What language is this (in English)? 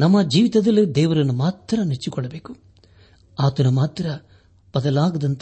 Kannada